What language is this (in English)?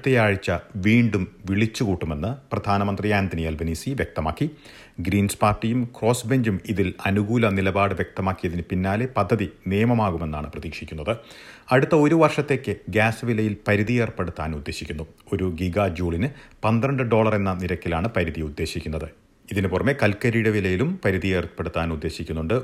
Malayalam